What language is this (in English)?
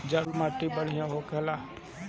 Bhojpuri